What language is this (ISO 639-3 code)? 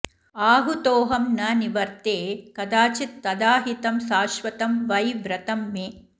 san